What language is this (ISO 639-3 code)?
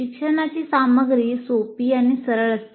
mar